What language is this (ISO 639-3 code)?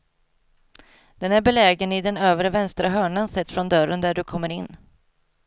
swe